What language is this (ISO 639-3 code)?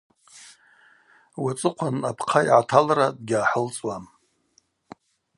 abq